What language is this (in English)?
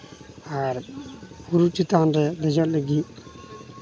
Santali